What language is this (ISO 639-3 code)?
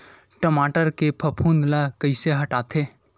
hne